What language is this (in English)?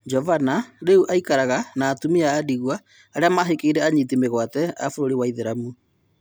Kikuyu